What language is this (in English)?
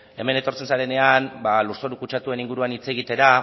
Basque